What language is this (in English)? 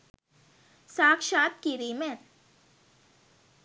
Sinhala